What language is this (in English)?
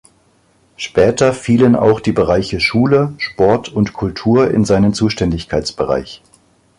German